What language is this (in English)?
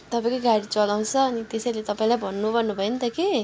Nepali